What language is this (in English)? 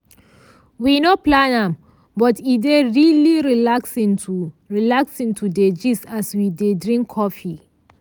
Nigerian Pidgin